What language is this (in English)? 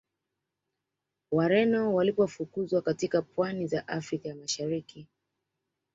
Swahili